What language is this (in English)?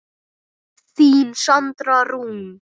Icelandic